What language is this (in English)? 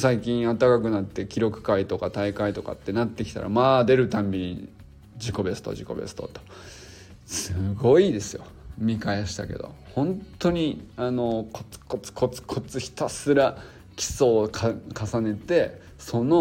Japanese